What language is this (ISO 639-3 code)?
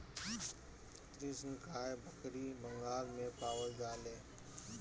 bho